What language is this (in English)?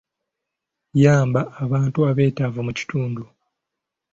Ganda